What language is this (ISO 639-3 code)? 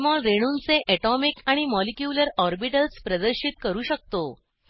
mar